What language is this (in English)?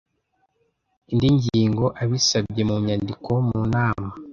Kinyarwanda